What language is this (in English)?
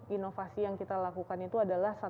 Indonesian